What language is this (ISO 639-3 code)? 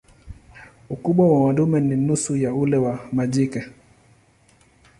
swa